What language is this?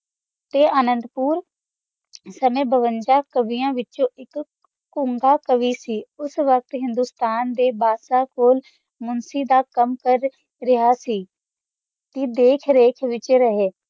Punjabi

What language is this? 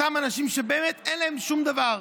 Hebrew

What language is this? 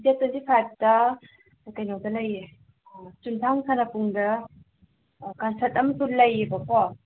Manipuri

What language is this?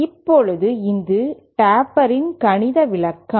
Tamil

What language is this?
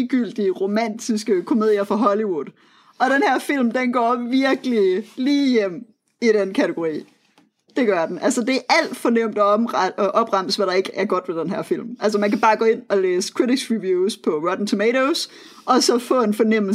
Danish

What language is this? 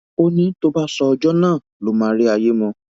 Yoruba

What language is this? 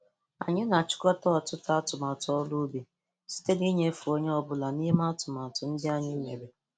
Igbo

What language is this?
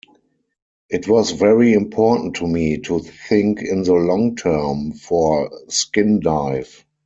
English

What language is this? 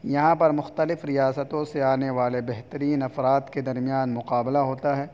Urdu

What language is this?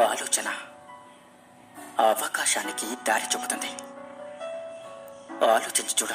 Hindi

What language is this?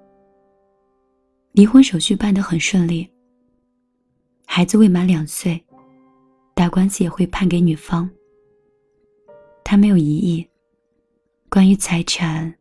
Chinese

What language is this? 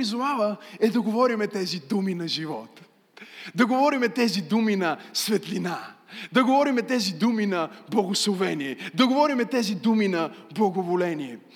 Bulgarian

